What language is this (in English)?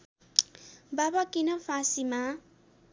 Nepali